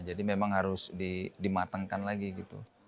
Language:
Indonesian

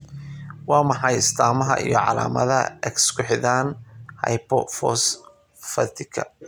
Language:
Somali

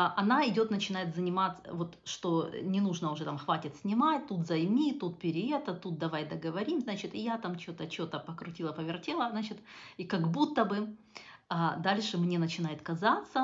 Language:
Russian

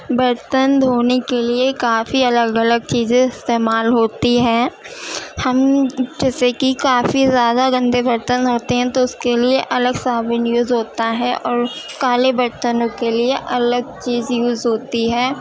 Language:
Urdu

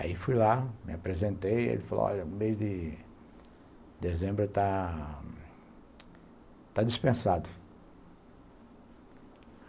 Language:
Portuguese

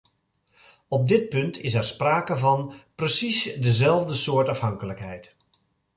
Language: Dutch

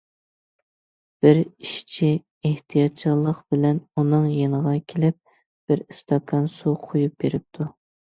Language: Uyghur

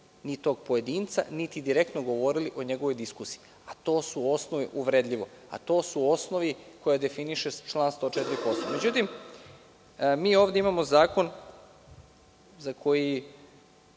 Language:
Serbian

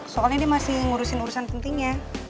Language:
Indonesian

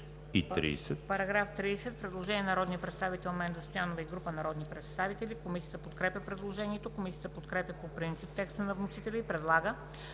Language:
Bulgarian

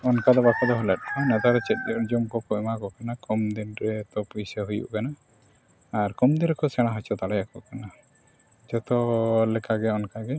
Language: Santali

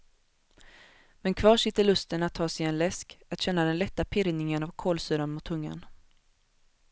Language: Swedish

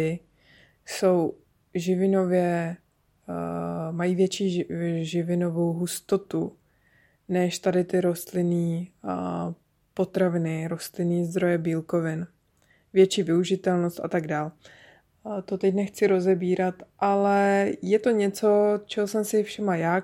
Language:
Czech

